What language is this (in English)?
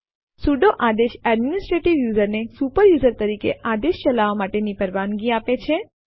Gujarati